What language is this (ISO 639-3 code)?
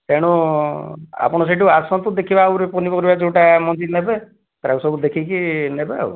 ori